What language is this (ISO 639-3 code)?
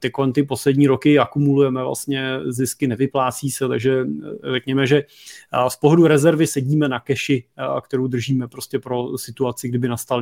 ces